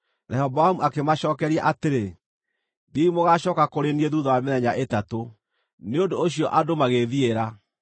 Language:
Kikuyu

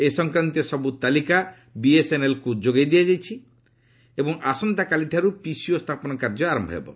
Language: Odia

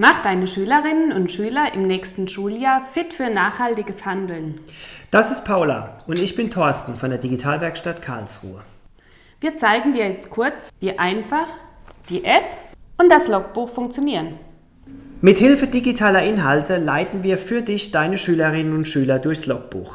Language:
German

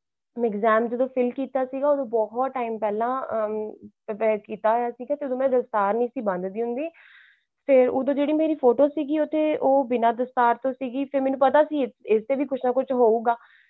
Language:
Punjabi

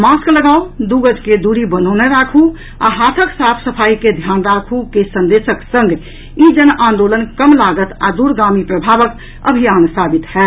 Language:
Maithili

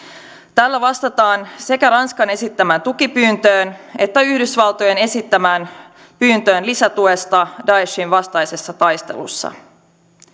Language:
Finnish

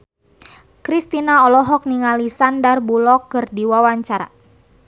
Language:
Sundanese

